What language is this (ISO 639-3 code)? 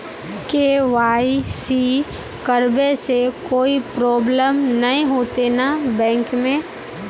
mag